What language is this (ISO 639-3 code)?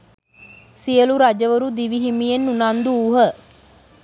sin